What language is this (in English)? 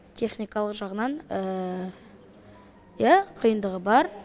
Kazakh